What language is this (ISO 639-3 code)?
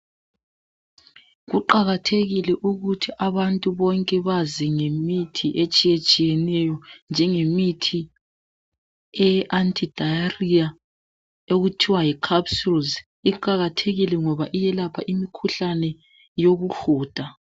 nde